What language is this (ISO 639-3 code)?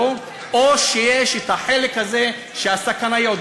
heb